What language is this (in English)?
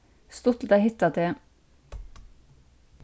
Faroese